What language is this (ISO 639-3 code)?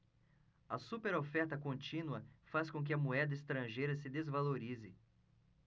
por